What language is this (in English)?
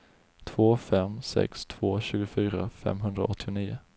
Swedish